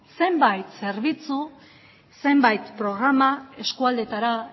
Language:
Basque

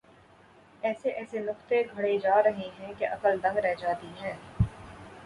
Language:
Urdu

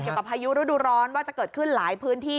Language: Thai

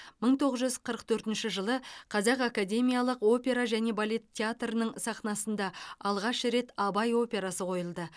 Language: Kazakh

